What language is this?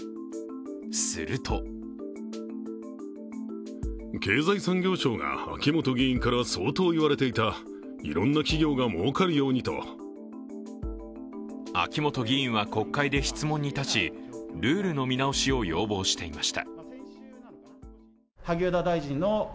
Japanese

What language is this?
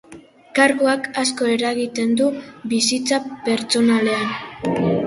Basque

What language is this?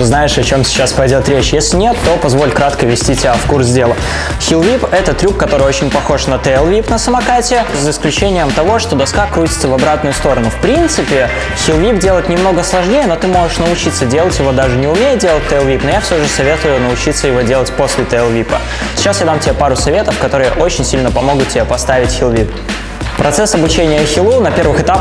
Russian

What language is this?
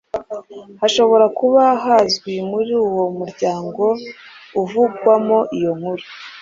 Kinyarwanda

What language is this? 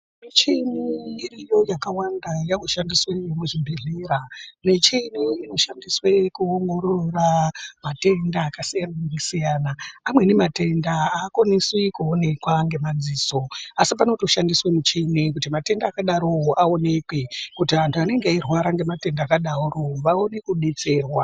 Ndau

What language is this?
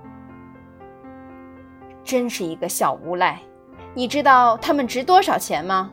Chinese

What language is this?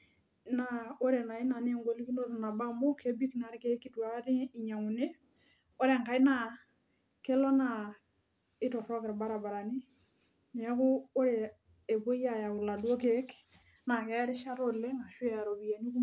Masai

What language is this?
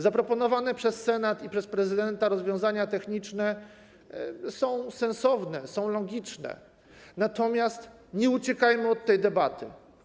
Polish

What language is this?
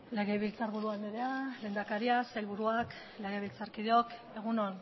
Basque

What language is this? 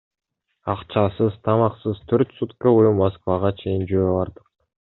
Kyrgyz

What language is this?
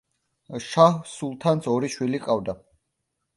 Georgian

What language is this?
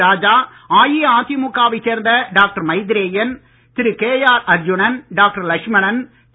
Tamil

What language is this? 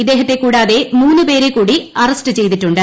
Malayalam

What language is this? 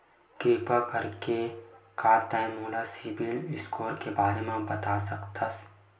Chhattisgarhi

